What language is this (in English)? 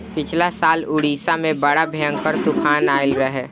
Bhojpuri